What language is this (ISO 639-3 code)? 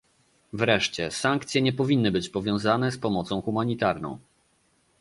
pol